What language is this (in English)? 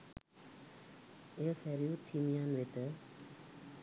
Sinhala